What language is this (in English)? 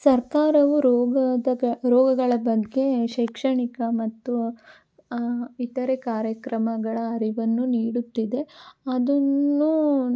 Kannada